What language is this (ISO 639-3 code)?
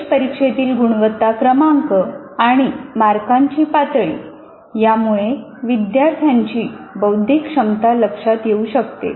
mar